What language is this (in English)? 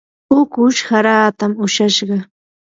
Yanahuanca Pasco Quechua